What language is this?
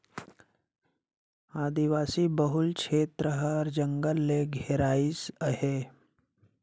Chhattisgarhi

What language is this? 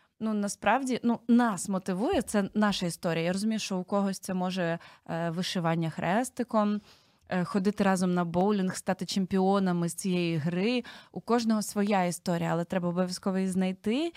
Ukrainian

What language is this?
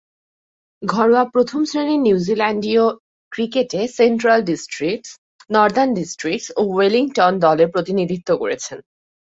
Bangla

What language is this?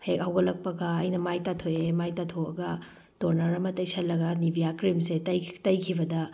Manipuri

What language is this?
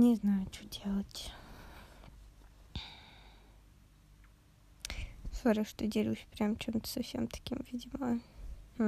Russian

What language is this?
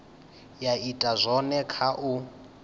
Venda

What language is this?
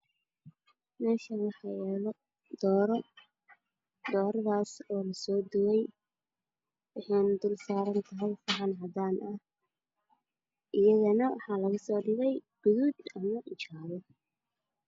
Somali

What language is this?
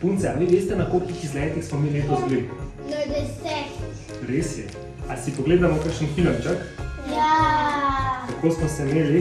Slovenian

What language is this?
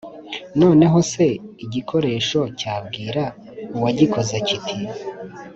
Kinyarwanda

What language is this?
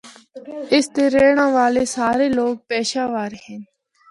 Northern Hindko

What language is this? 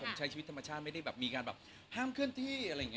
Thai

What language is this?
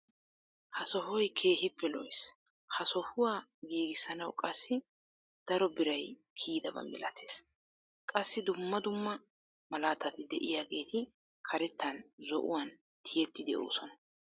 Wolaytta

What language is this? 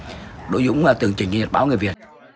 Vietnamese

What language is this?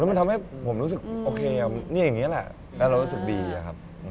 Thai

